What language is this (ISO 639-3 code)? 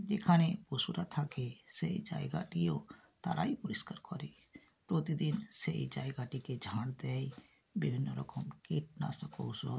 ben